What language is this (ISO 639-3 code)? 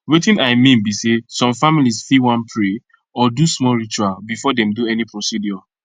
pcm